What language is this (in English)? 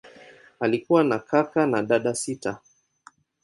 Swahili